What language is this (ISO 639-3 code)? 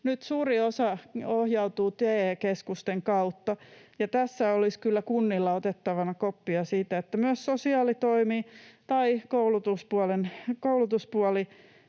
fin